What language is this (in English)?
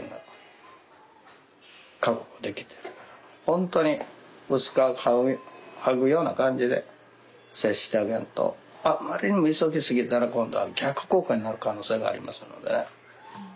Japanese